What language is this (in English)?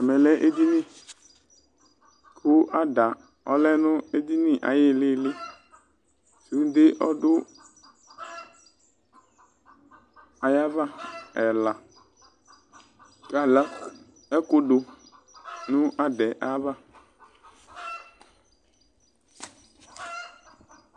Ikposo